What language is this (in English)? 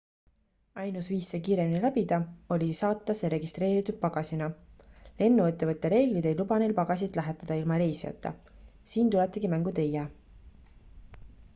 Estonian